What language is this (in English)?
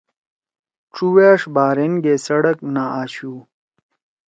Torwali